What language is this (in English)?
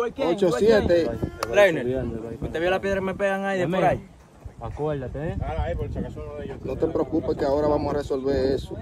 Spanish